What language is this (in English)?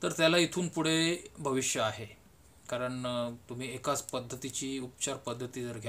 Hindi